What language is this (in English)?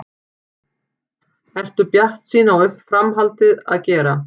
Icelandic